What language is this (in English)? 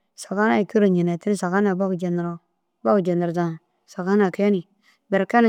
Dazaga